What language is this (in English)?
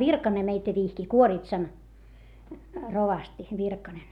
Finnish